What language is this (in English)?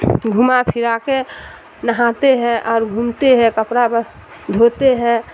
Urdu